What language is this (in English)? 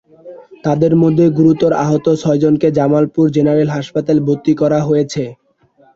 Bangla